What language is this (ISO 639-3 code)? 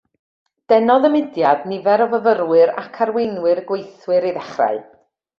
cym